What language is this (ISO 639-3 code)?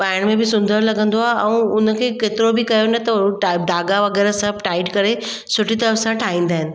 snd